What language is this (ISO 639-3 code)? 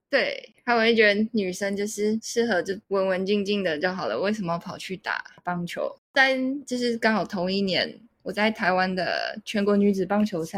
zho